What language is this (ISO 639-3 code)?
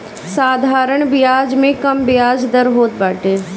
bho